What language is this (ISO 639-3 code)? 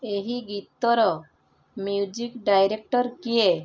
ori